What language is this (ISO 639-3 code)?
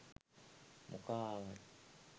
sin